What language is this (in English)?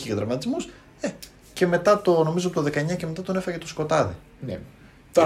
Greek